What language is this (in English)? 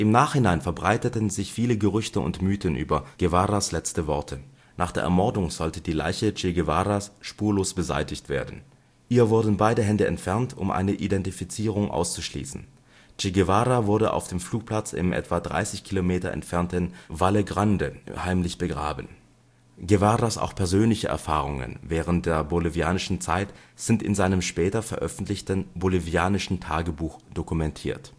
German